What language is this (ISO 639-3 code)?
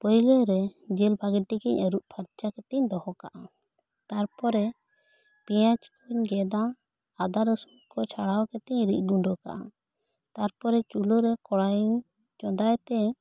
sat